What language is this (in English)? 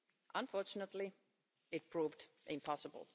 English